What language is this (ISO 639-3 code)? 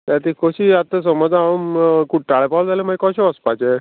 kok